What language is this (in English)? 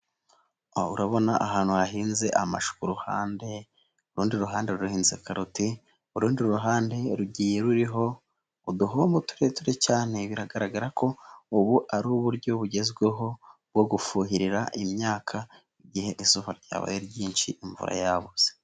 Kinyarwanda